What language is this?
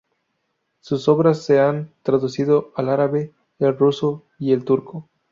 Spanish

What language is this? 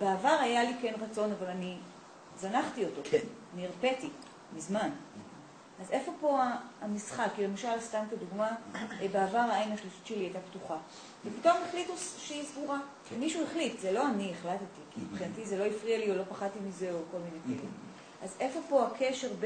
Hebrew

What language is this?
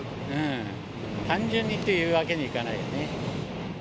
Japanese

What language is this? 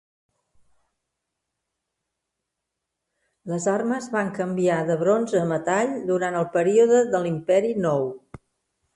Catalan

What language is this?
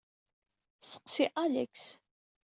Kabyle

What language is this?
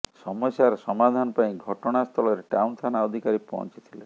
Odia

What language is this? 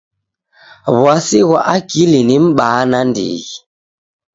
Taita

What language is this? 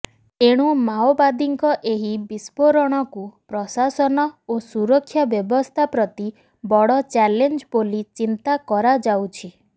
Odia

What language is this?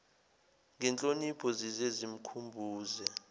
Zulu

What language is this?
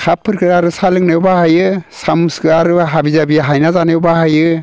Bodo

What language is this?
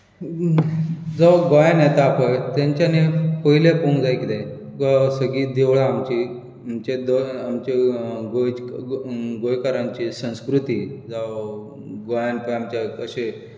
Konkani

